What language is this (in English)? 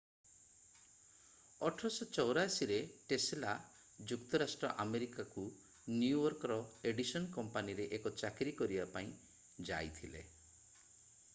Odia